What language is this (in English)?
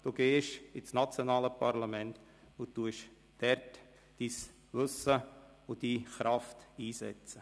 Swiss German